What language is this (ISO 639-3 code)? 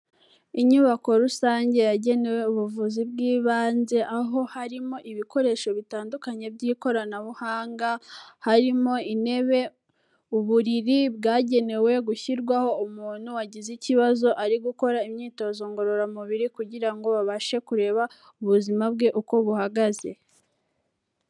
kin